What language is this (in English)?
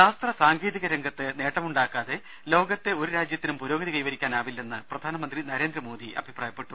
Malayalam